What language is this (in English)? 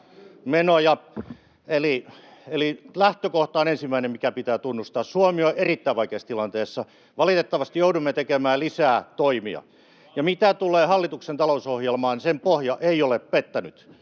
Finnish